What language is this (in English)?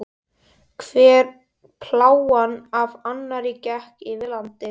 Icelandic